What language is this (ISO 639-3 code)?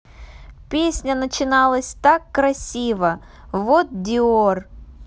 rus